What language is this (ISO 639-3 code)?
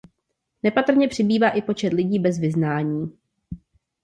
ces